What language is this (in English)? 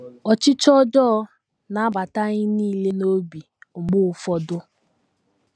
Igbo